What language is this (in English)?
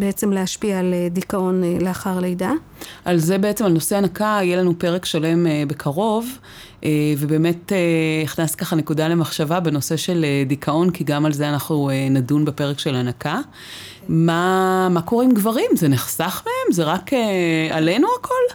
Hebrew